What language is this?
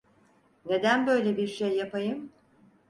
Turkish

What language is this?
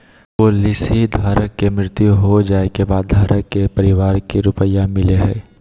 Magahi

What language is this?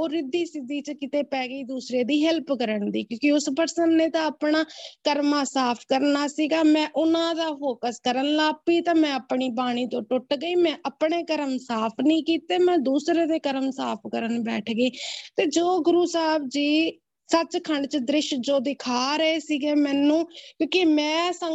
Punjabi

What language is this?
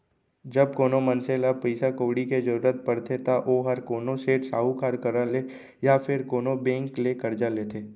Chhattisgarhi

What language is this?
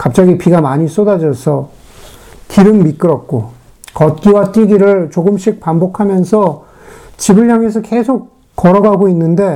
Korean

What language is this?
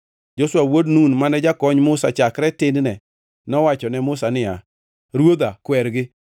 Luo (Kenya and Tanzania)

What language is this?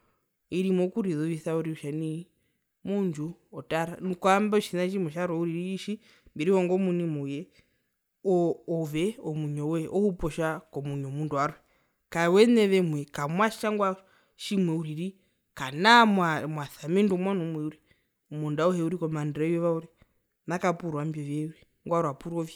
Herero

